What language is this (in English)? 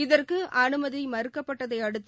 Tamil